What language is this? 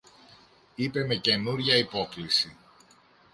Greek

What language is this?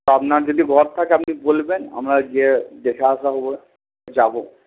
Bangla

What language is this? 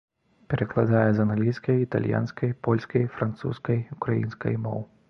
Belarusian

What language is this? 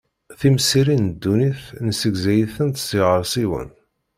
Kabyle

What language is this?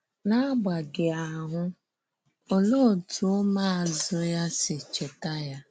Igbo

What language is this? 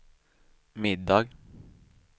Swedish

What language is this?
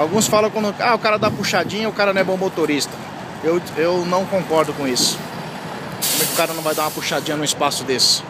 Portuguese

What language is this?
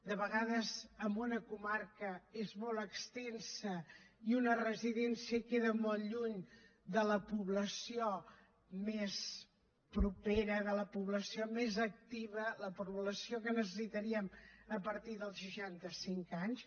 Catalan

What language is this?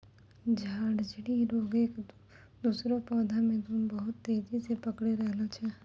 Maithili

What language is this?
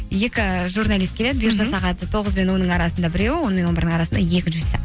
Kazakh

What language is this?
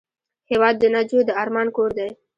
Pashto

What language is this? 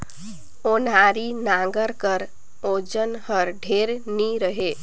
Chhattisgarhi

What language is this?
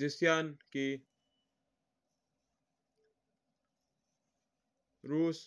Mewari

